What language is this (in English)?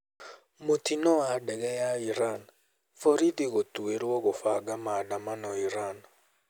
Kikuyu